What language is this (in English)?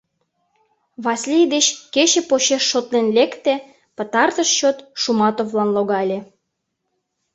Mari